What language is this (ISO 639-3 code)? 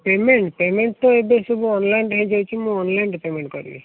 ori